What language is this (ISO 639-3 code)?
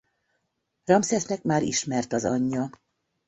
hun